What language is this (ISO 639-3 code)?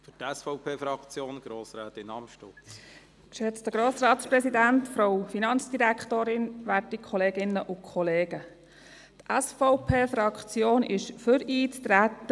gsw